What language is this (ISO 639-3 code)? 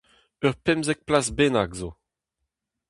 bre